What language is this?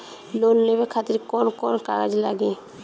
Bhojpuri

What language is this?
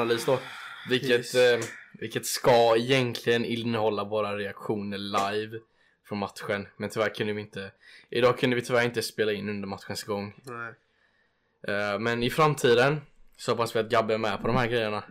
Swedish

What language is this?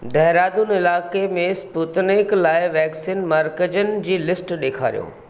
Sindhi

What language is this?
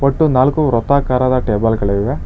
Kannada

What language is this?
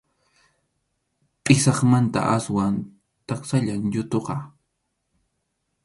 Arequipa-La Unión Quechua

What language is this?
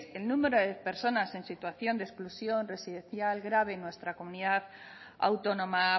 Spanish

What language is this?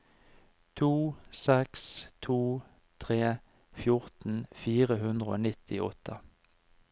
Norwegian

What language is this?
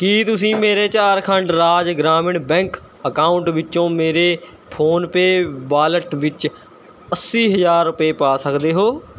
Punjabi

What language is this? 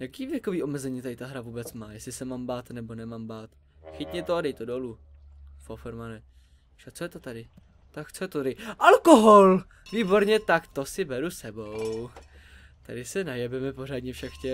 Czech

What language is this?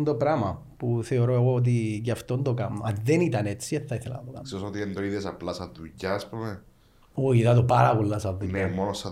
Greek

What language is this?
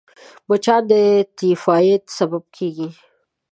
Pashto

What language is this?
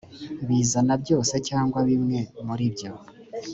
Kinyarwanda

